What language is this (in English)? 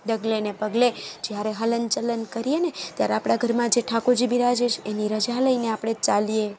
Gujarati